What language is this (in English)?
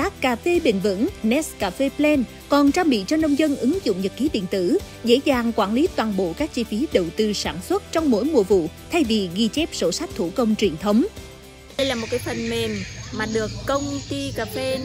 Vietnamese